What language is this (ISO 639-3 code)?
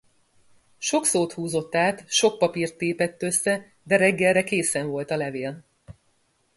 hun